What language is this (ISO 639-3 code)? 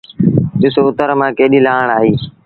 sbn